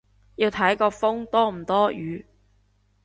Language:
Cantonese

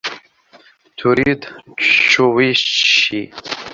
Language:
Arabic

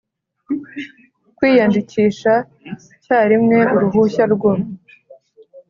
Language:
Kinyarwanda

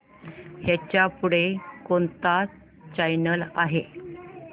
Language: Marathi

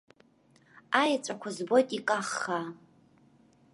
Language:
Abkhazian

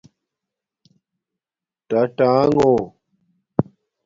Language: Domaaki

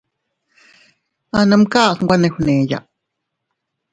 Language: Teutila Cuicatec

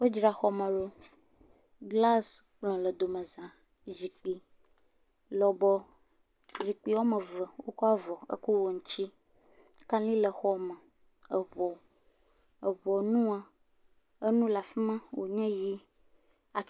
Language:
Ewe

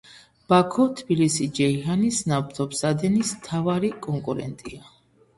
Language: Georgian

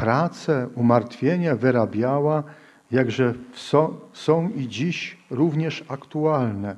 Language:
Polish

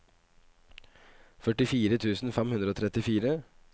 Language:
Norwegian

